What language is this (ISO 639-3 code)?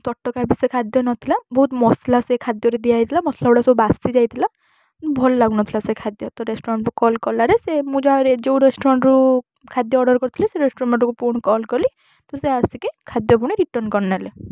ori